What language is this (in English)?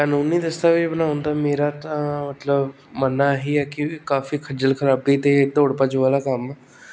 Punjabi